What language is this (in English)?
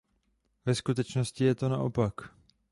Czech